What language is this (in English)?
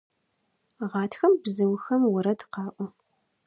Adyghe